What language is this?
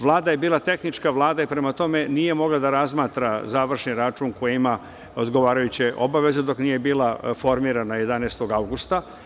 Serbian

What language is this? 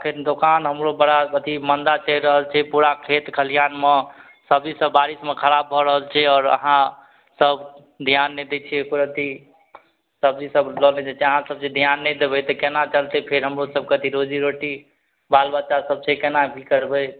Maithili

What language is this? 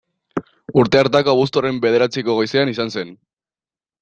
Basque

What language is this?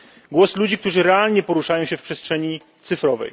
Polish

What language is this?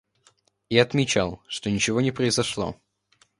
Russian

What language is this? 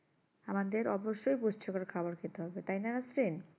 Bangla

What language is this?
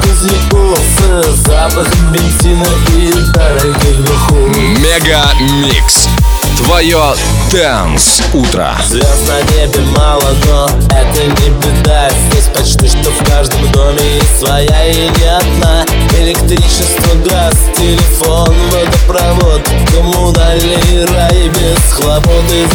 Russian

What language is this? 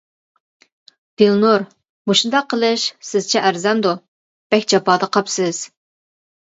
Uyghur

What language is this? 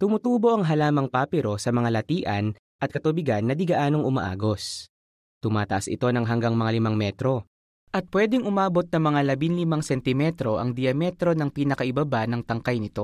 Filipino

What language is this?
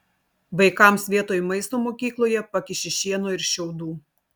Lithuanian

